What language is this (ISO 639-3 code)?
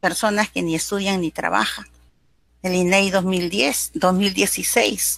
spa